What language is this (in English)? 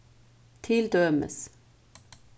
Faroese